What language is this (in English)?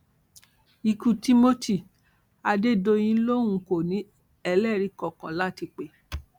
Yoruba